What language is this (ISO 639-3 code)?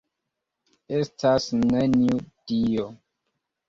epo